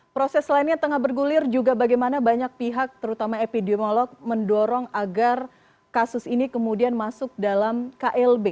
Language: Indonesian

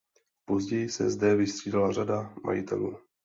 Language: Czech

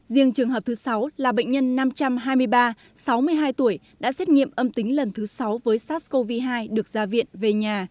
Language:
Vietnamese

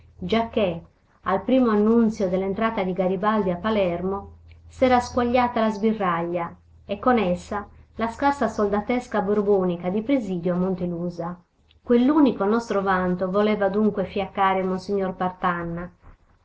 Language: Italian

